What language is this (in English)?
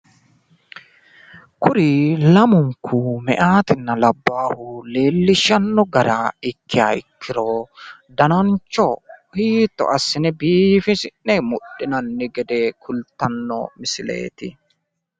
Sidamo